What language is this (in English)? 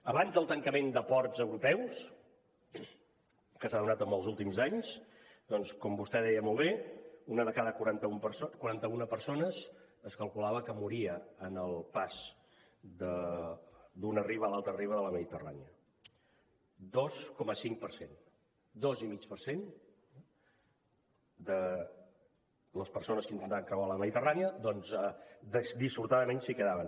Catalan